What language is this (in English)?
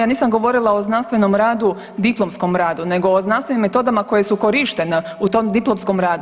Croatian